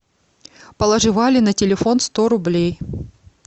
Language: Russian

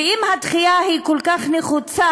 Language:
Hebrew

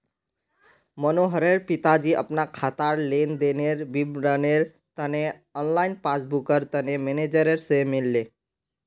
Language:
Magahi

